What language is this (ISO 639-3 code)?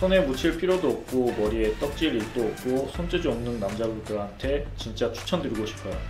kor